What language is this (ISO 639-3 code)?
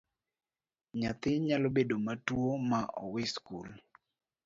luo